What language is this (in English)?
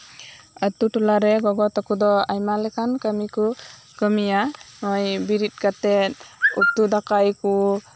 Santali